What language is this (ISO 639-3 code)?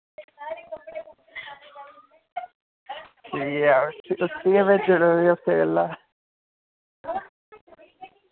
doi